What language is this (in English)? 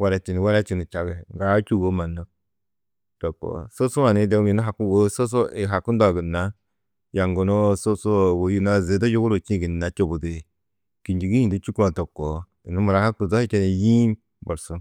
Tedaga